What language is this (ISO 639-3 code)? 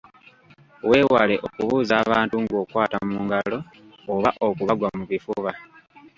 lug